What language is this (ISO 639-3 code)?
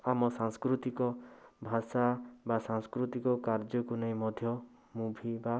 ori